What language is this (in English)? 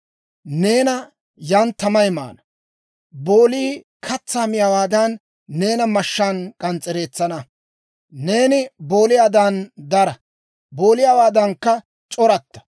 Dawro